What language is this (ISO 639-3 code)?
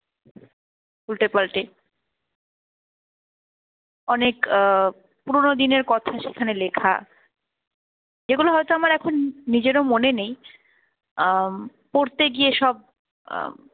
ben